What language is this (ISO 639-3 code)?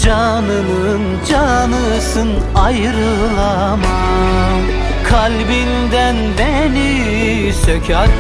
tur